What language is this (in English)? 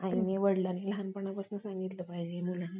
Marathi